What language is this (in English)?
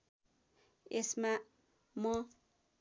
Nepali